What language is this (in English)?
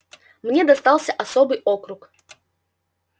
Russian